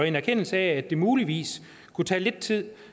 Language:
Danish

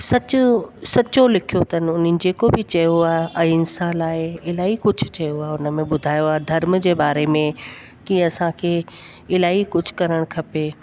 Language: Sindhi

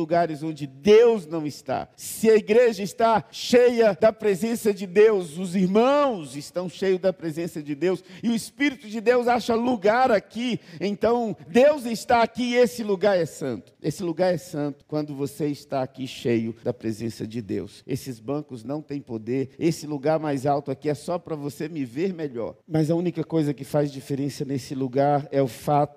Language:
Portuguese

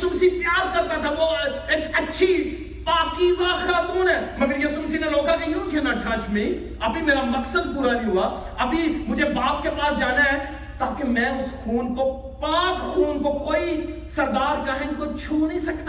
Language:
Urdu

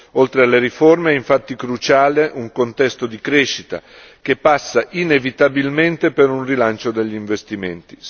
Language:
Italian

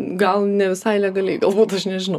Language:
Lithuanian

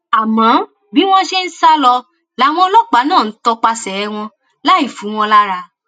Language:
Yoruba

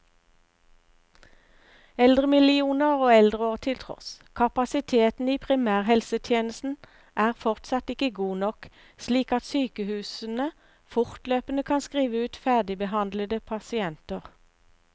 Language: Norwegian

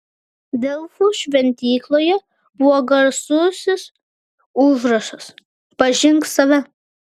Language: Lithuanian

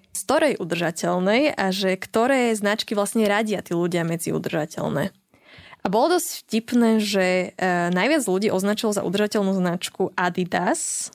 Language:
Slovak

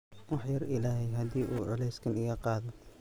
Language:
Somali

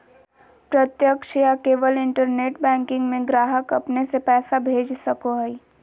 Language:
Magahi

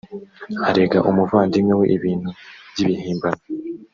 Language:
Kinyarwanda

